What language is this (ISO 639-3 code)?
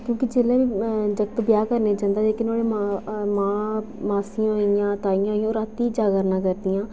doi